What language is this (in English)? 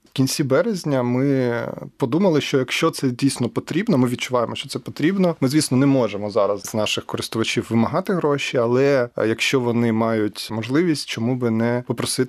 Ukrainian